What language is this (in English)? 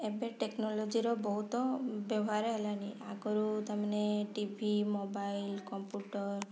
Odia